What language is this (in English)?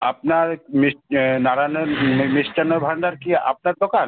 Bangla